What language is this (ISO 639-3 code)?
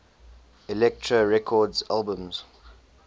eng